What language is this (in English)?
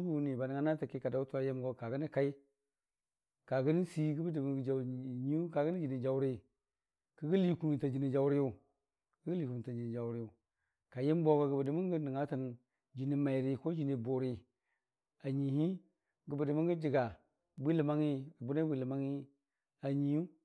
Dijim-Bwilim